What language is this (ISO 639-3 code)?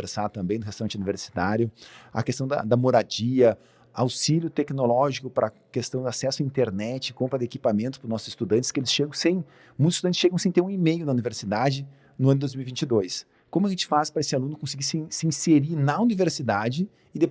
por